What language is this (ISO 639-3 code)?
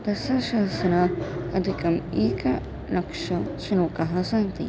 san